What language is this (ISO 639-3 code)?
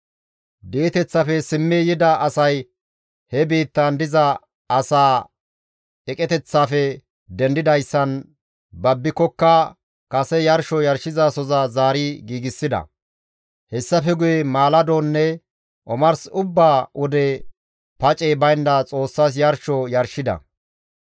gmv